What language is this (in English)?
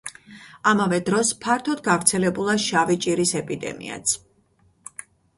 Georgian